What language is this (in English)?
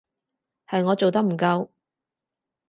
Cantonese